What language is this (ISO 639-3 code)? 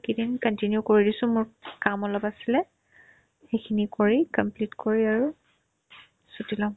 asm